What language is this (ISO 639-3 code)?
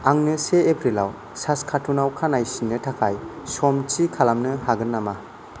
brx